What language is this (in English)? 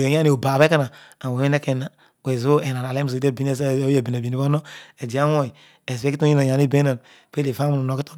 Odual